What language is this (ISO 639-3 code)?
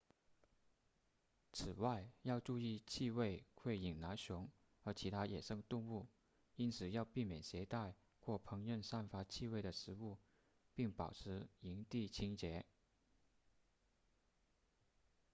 zho